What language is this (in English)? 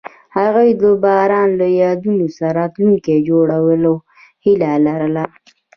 Pashto